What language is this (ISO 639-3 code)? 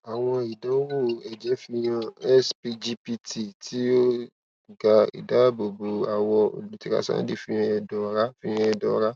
yor